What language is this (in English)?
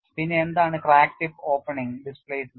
Malayalam